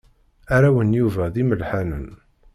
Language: Kabyle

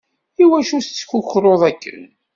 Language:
Kabyle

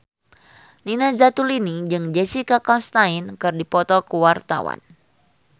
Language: Sundanese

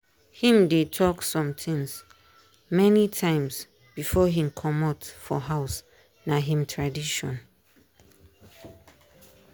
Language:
Nigerian Pidgin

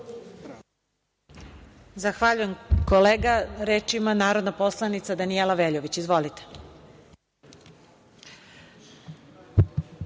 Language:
Serbian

